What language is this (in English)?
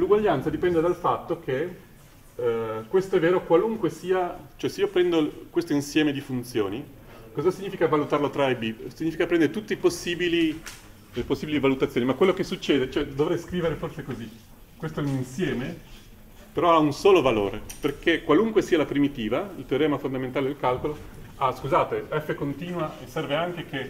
Italian